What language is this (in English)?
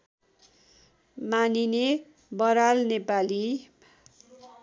Nepali